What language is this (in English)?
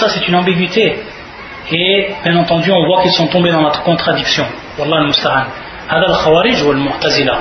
French